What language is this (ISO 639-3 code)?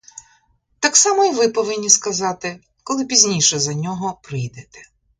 ukr